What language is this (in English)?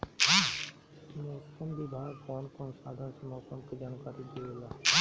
Bhojpuri